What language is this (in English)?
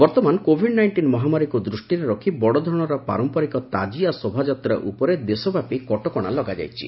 Odia